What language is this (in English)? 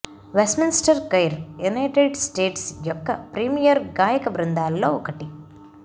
Telugu